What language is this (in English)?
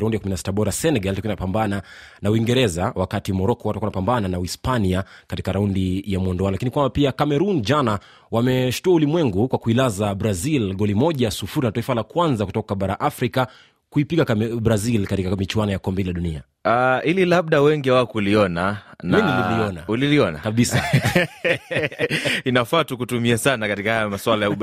Swahili